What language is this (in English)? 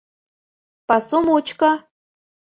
Mari